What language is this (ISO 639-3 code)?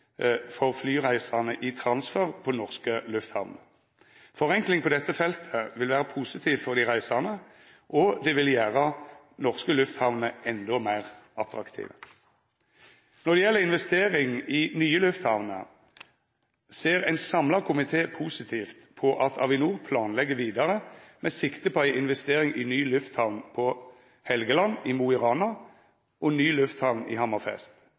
nno